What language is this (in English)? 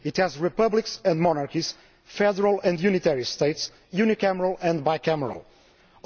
English